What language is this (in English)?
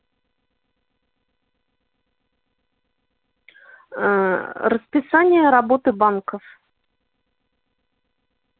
Russian